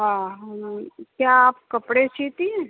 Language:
Urdu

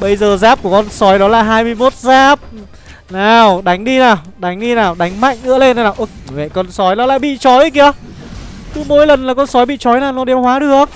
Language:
Vietnamese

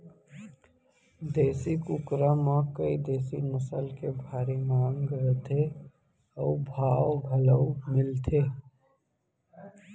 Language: Chhattisgarhi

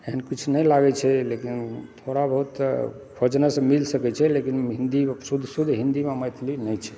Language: Maithili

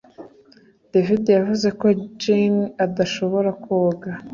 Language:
Kinyarwanda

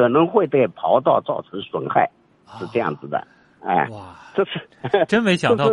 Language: Chinese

